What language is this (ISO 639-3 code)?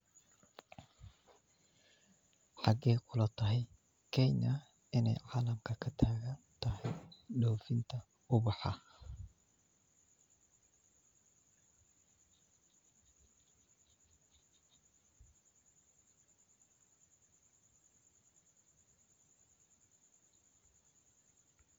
som